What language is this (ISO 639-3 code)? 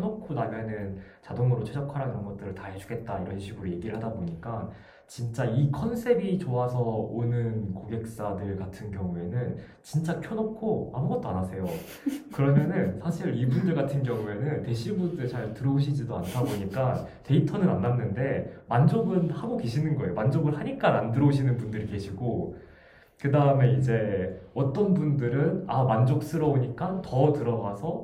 kor